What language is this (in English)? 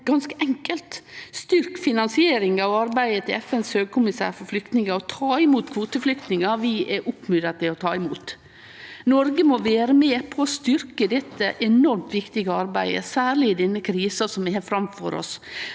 Norwegian